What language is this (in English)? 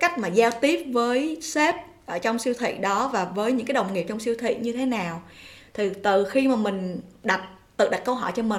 Vietnamese